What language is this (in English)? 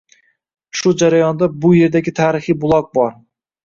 Uzbek